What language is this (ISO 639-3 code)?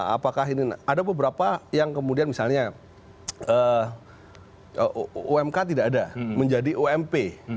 ind